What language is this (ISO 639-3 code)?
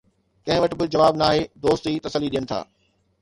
snd